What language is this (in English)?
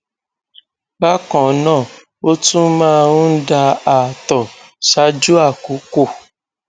Yoruba